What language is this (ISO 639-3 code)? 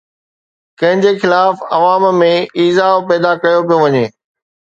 snd